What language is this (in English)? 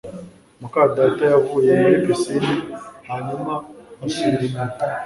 Kinyarwanda